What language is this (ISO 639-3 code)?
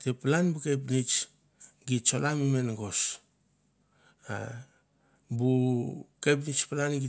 tbf